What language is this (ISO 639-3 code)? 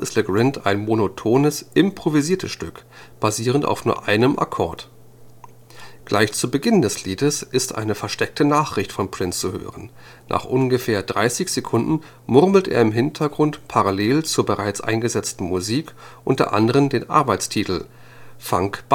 deu